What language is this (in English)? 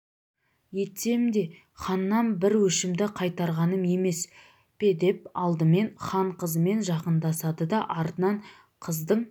Kazakh